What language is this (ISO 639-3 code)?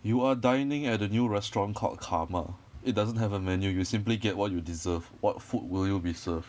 eng